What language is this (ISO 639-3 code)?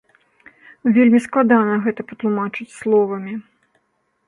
bel